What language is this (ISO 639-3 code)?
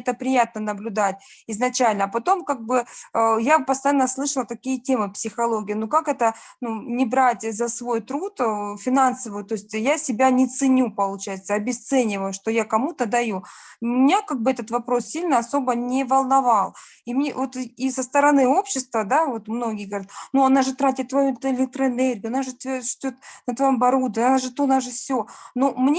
rus